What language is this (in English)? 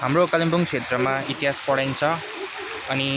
Nepali